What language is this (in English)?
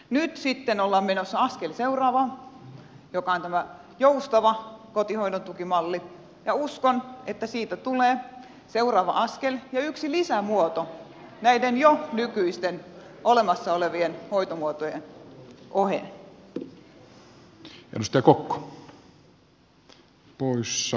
Finnish